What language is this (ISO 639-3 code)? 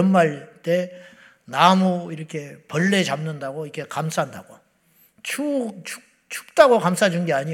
kor